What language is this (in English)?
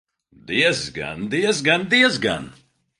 Latvian